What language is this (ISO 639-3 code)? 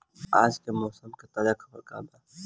bho